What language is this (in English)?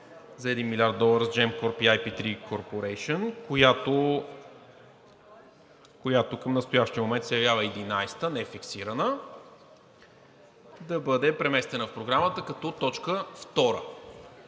Bulgarian